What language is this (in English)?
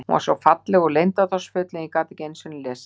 Icelandic